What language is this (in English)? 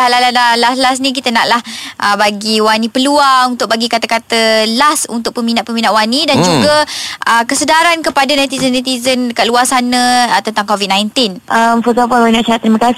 Malay